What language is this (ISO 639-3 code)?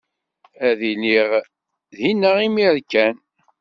kab